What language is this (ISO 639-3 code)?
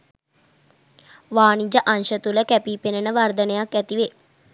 sin